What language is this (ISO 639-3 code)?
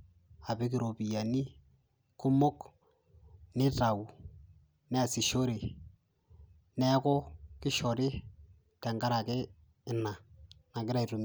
mas